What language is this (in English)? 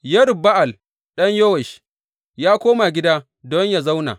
Hausa